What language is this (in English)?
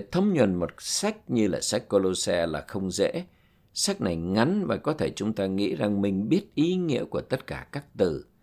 Vietnamese